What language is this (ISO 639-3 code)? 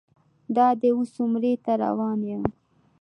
pus